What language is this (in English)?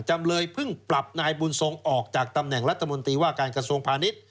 Thai